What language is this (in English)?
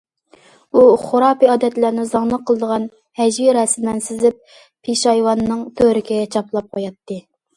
Uyghur